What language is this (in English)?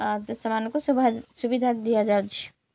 Odia